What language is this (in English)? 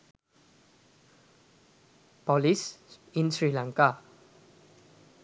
Sinhala